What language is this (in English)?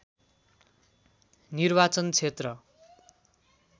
Nepali